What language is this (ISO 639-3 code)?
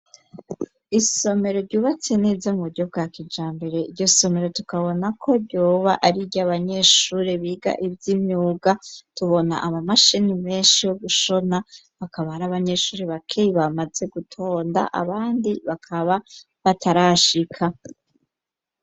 run